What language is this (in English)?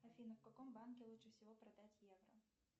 Russian